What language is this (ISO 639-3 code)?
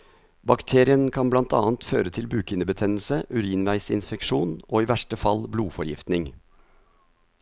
nor